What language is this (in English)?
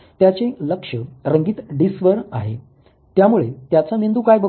Marathi